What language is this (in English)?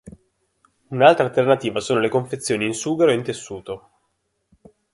Italian